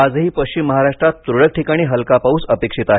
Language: Marathi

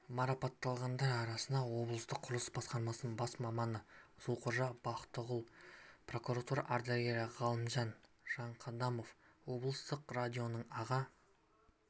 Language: Kazakh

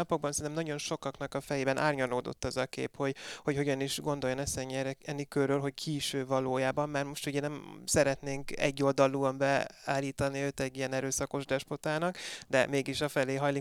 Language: Hungarian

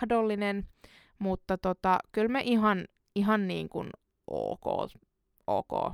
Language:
Finnish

